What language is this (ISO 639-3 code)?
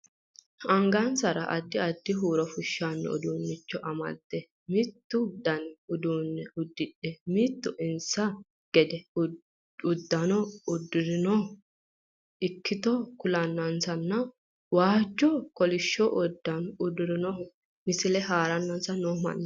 sid